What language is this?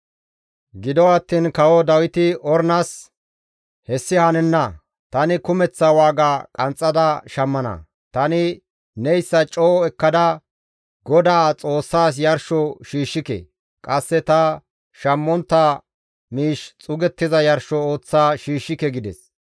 Gamo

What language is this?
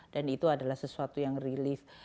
Indonesian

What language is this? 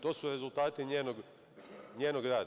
Serbian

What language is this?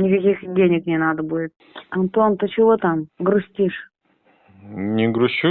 Russian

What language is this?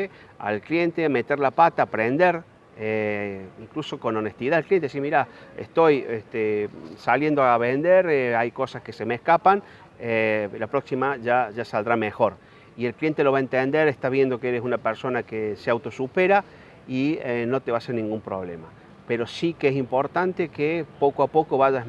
Spanish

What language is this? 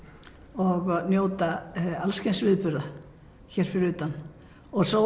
Icelandic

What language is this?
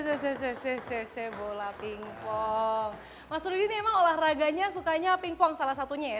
Indonesian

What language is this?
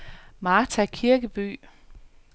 Danish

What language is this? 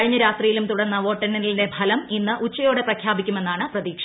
Malayalam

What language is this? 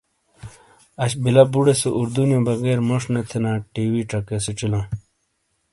Shina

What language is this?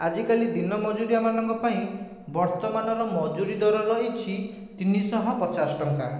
Odia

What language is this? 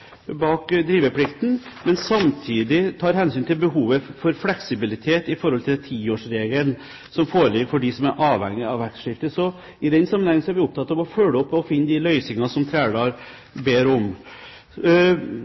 Norwegian Bokmål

